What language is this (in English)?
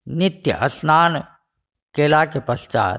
Maithili